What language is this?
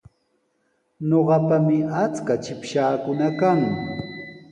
Sihuas Ancash Quechua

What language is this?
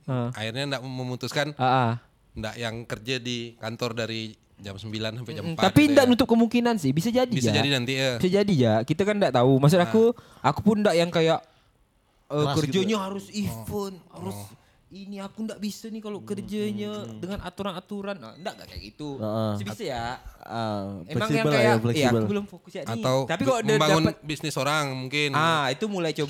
Indonesian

